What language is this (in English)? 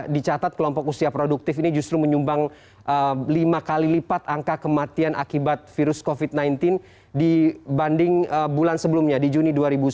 Indonesian